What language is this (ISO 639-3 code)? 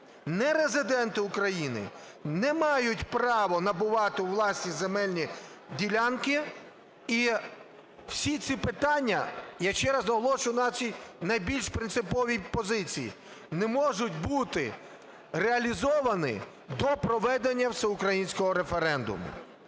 ukr